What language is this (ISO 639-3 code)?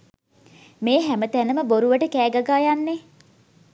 sin